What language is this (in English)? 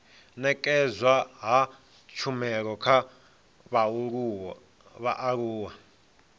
Venda